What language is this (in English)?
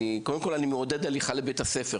Hebrew